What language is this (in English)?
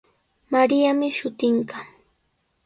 Sihuas Ancash Quechua